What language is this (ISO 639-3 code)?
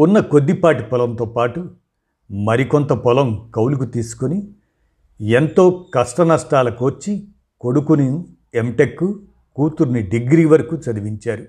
tel